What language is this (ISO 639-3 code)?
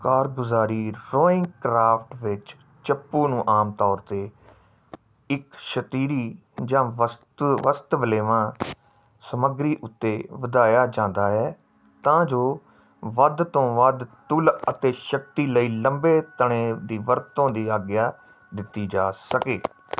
pan